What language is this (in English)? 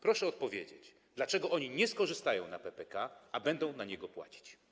Polish